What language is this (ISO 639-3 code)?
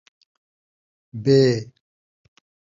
skr